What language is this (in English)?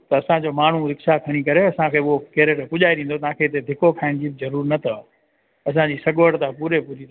Sindhi